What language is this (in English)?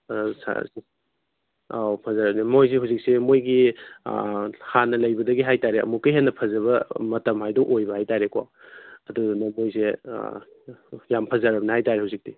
Manipuri